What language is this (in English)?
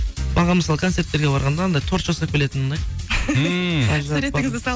Kazakh